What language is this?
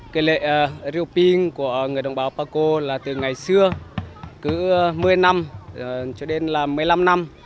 Vietnamese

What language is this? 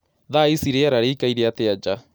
Kikuyu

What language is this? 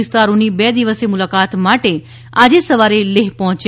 Gujarati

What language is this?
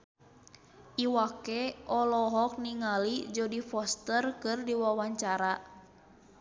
Sundanese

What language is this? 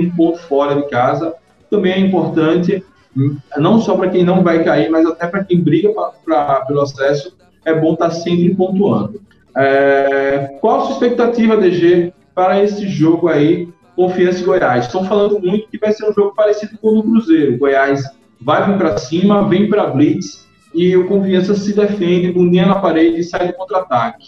Portuguese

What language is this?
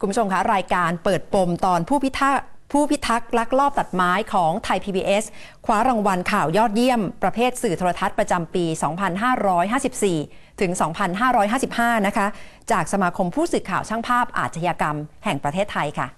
Thai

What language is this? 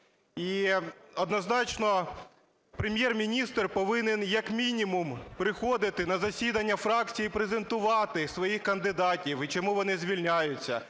Ukrainian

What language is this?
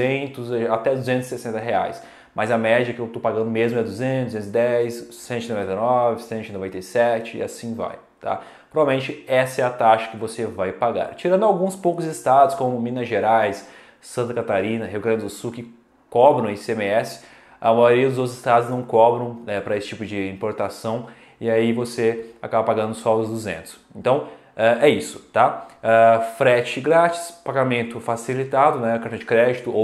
Portuguese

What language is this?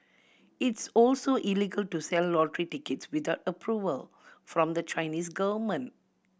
English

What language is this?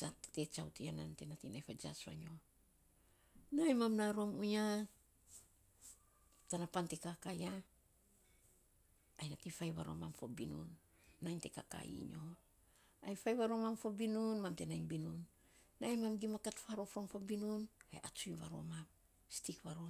Saposa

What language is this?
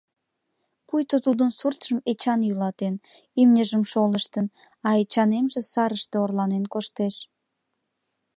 Mari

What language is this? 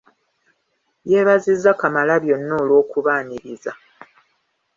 Ganda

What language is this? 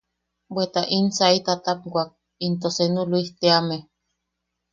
Yaqui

